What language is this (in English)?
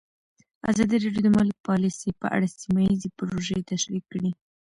Pashto